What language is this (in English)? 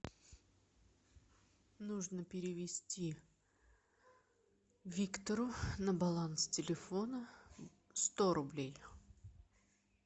Russian